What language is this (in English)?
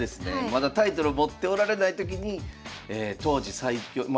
Japanese